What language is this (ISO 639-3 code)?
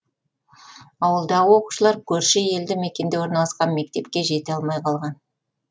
kaz